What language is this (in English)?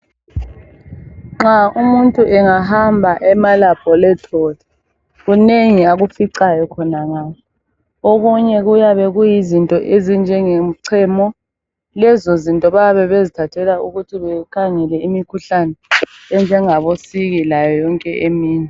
North Ndebele